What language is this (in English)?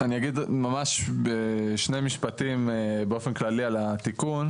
Hebrew